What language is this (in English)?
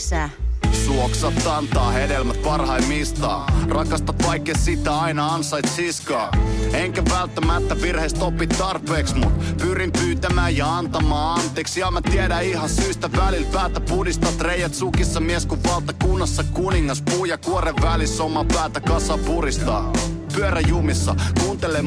Finnish